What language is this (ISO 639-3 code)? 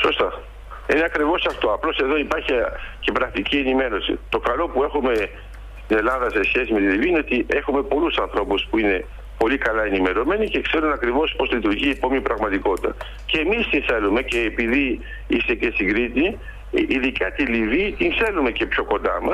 ell